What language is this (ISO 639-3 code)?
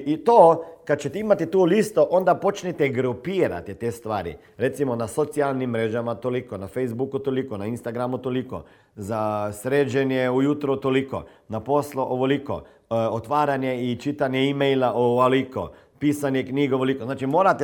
hrv